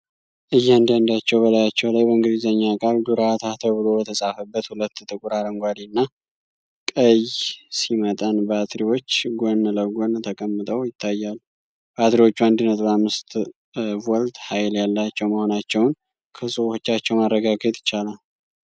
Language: Amharic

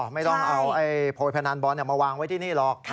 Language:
Thai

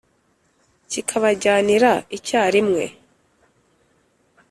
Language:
Kinyarwanda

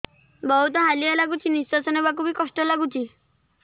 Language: Odia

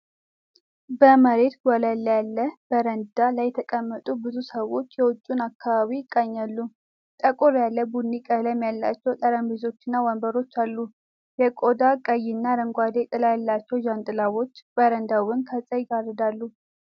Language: Amharic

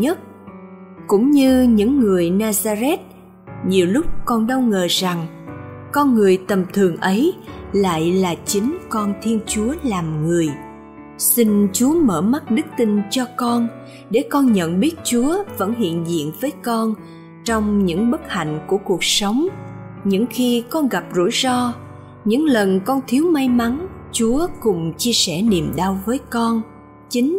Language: Vietnamese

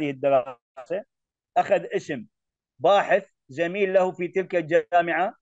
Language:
Arabic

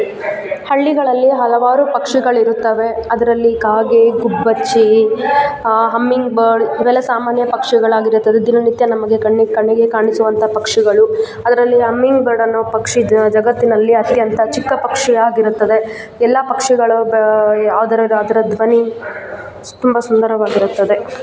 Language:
Kannada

